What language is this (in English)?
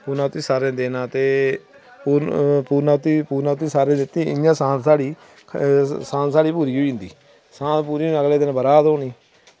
Dogri